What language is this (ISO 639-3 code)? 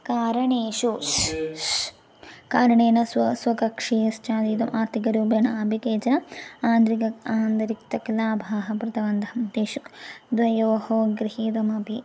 san